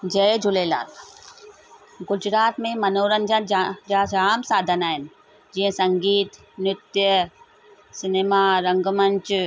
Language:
Sindhi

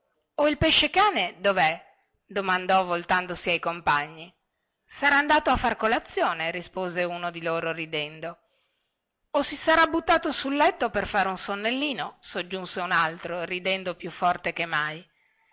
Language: Italian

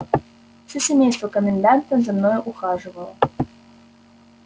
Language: Russian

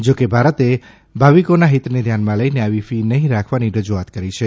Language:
Gujarati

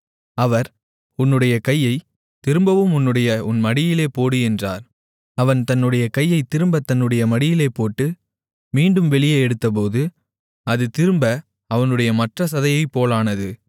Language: Tamil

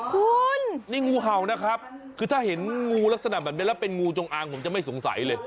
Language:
Thai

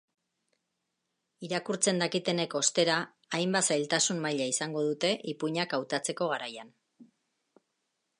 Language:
Basque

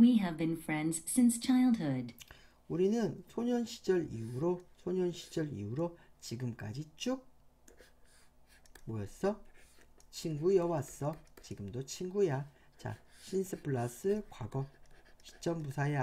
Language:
Korean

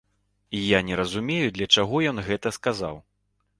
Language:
Belarusian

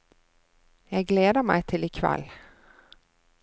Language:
Norwegian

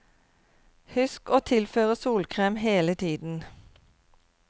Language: Norwegian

